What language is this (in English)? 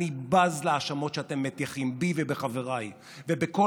Hebrew